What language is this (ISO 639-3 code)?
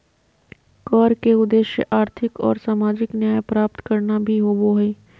mag